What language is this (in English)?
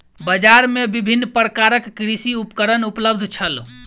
Maithili